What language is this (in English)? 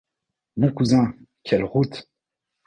French